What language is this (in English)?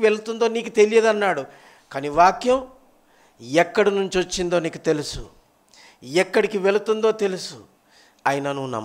Telugu